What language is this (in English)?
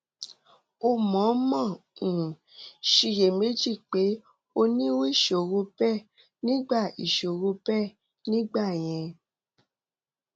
Yoruba